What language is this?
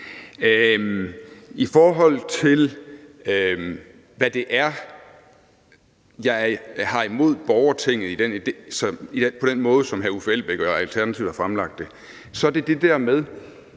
Danish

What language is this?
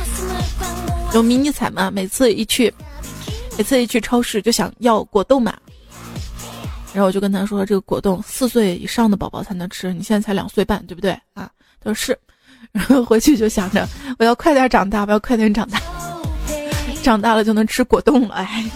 Chinese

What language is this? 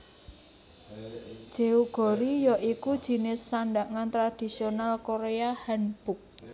Javanese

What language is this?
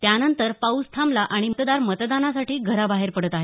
Marathi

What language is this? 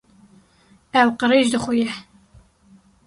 Kurdish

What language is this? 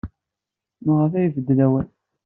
Kabyle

